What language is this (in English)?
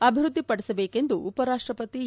Kannada